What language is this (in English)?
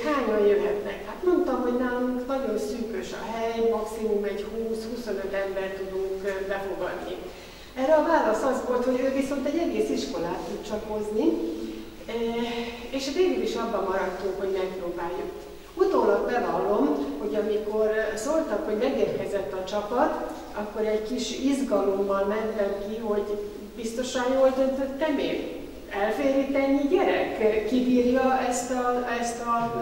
Hungarian